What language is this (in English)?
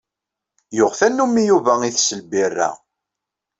Kabyle